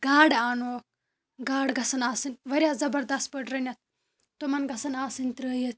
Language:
Kashmiri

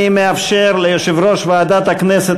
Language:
Hebrew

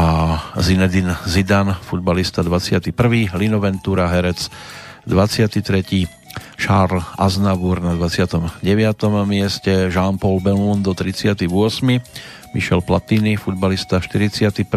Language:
Slovak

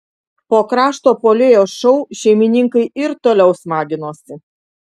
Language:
Lithuanian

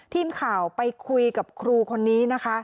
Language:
Thai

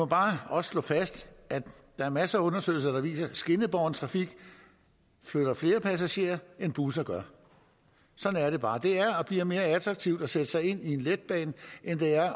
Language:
Danish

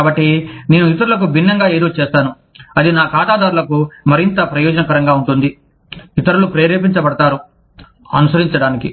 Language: Telugu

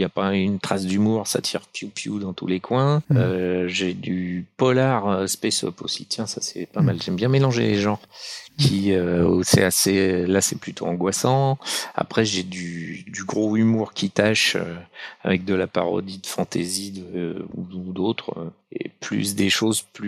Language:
French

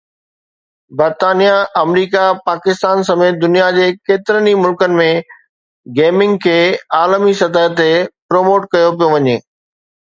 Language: Sindhi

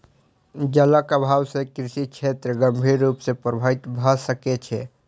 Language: Maithili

